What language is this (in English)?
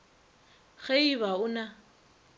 Northern Sotho